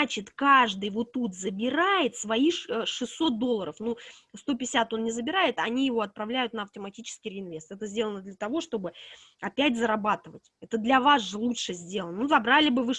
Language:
Russian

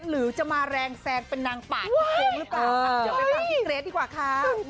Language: Thai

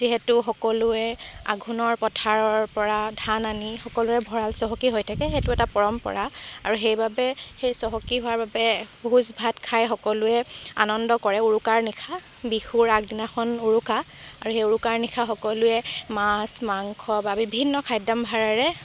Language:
Assamese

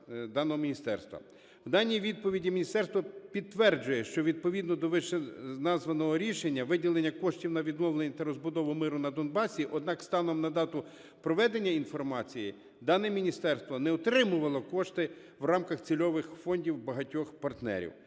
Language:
Ukrainian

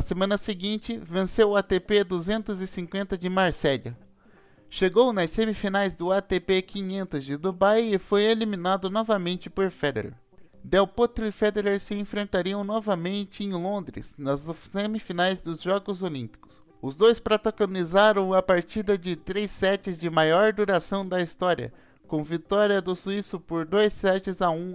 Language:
Portuguese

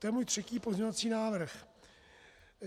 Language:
Czech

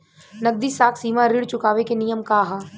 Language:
Bhojpuri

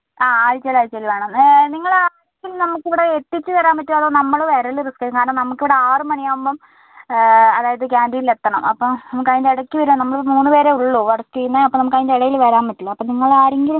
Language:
Malayalam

